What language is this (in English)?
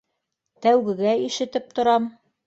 Bashkir